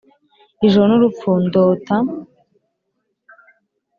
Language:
Kinyarwanda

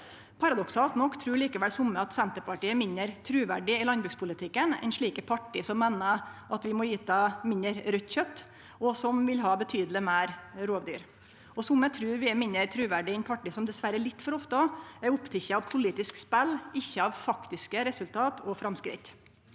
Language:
Norwegian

